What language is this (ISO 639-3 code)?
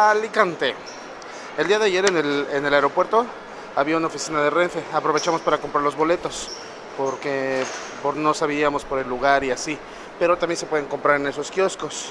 spa